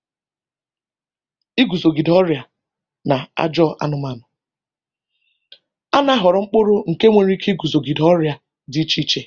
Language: Igbo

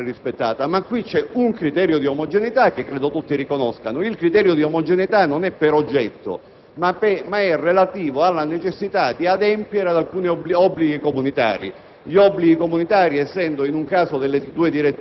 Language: Italian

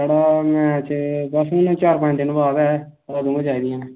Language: Dogri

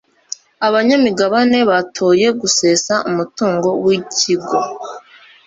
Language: Kinyarwanda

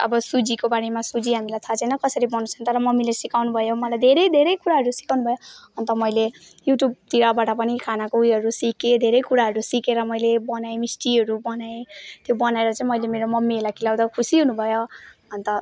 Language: Nepali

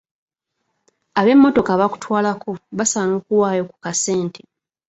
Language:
Ganda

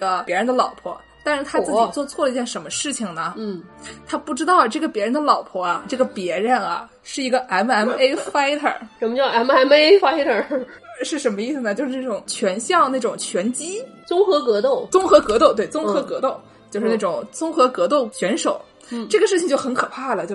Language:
Chinese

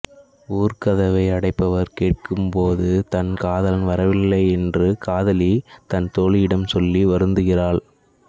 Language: Tamil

